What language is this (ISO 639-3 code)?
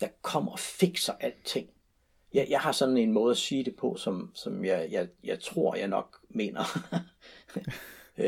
dan